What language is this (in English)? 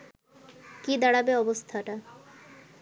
Bangla